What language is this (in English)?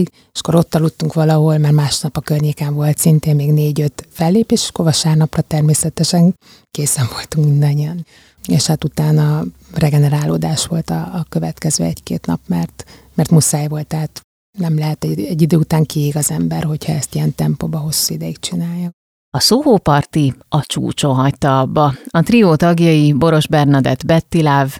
Hungarian